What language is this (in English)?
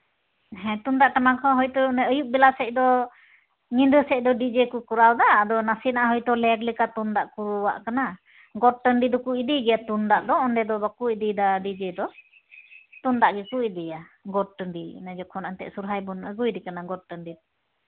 Santali